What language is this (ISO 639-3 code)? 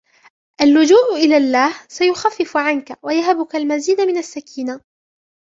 ara